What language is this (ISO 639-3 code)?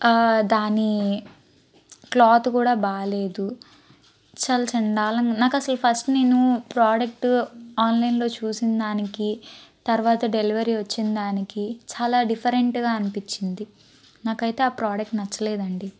tel